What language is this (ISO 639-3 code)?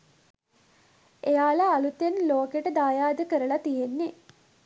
sin